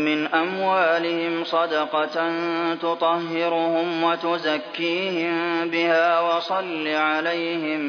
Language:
Arabic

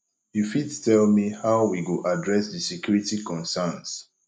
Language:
Nigerian Pidgin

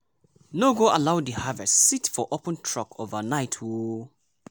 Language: Nigerian Pidgin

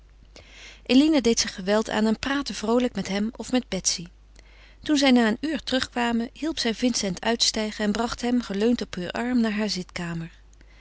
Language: Dutch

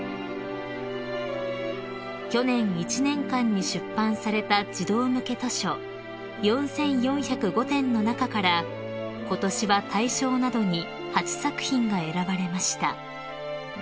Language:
Japanese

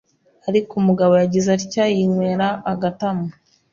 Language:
Kinyarwanda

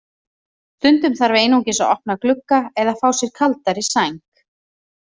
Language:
Icelandic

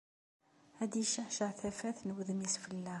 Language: Kabyle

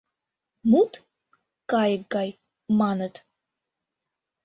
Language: Mari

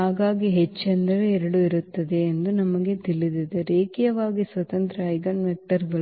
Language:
Kannada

